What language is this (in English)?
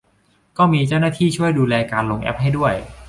Thai